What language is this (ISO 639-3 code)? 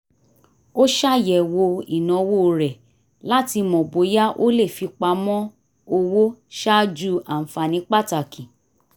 yor